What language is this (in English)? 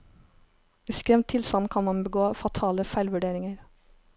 Norwegian